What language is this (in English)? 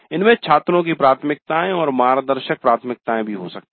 Hindi